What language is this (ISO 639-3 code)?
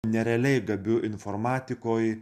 lit